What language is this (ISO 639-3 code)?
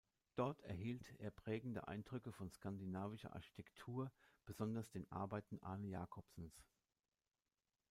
deu